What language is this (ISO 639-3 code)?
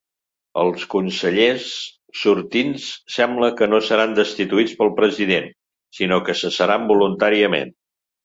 cat